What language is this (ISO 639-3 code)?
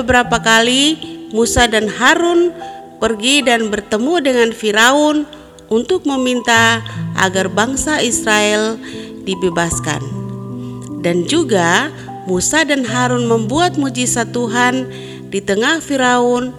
ind